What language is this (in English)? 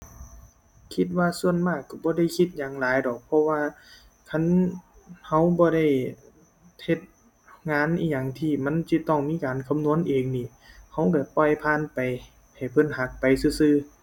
Thai